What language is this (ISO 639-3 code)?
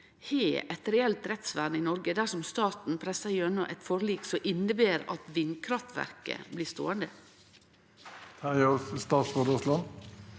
nor